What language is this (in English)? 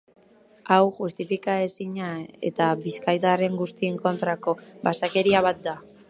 Basque